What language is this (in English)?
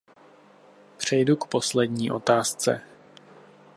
Czech